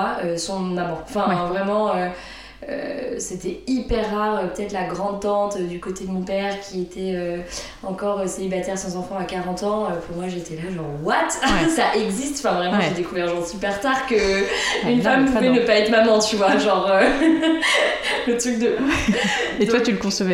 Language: French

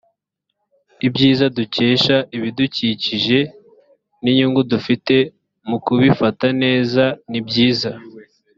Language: Kinyarwanda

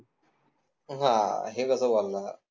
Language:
Marathi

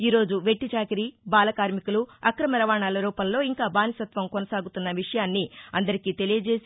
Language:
Telugu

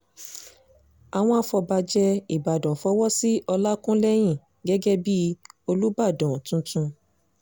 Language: Yoruba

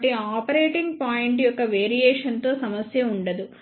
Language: Telugu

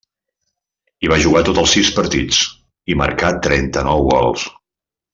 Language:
Catalan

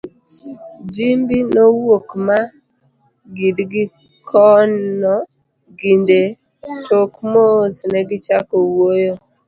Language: Luo (Kenya and Tanzania)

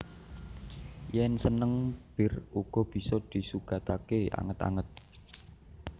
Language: Javanese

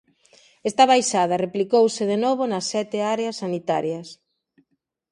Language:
Galician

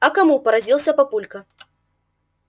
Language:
Russian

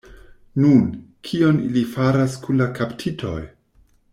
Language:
Esperanto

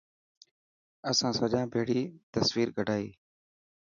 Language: Dhatki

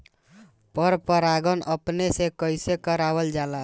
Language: Bhojpuri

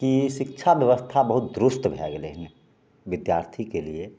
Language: Maithili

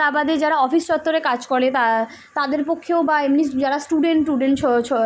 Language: Bangla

